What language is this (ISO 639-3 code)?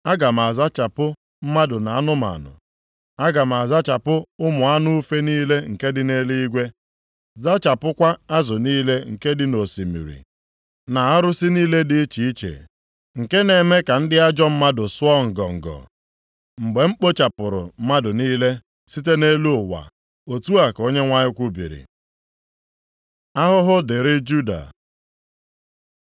ibo